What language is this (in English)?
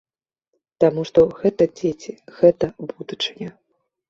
Belarusian